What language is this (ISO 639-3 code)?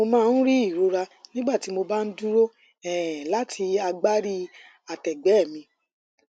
yor